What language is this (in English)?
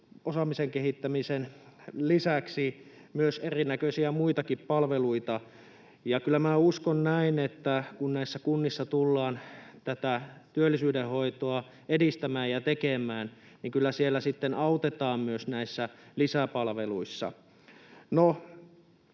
Finnish